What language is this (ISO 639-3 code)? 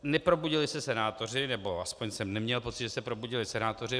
ces